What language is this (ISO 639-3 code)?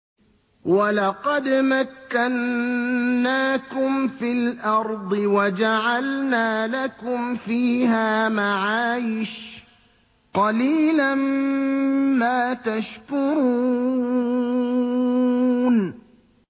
ara